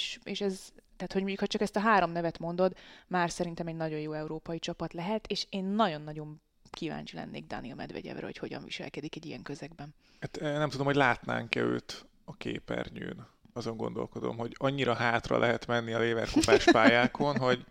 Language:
Hungarian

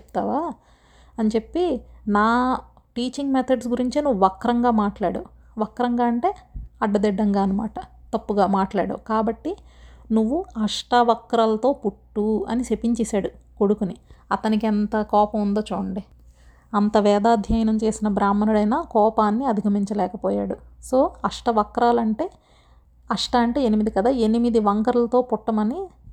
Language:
Telugu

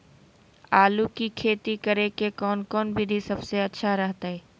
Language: Magahi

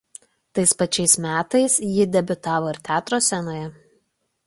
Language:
Lithuanian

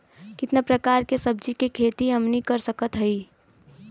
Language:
Bhojpuri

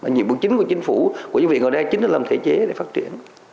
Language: Vietnamese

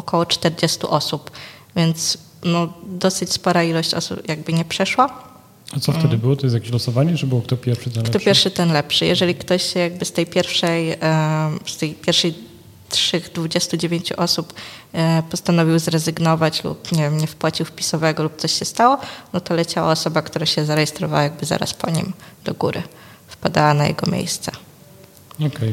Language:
Polish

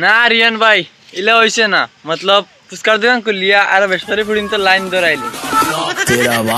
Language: Romanian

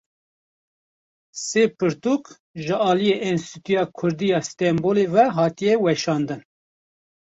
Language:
Kurdish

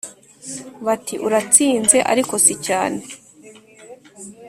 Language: Kinyarwanda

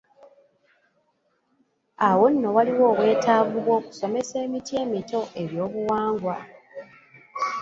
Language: Ganda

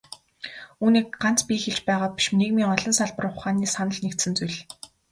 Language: Mongolian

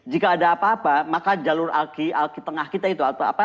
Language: Indonesian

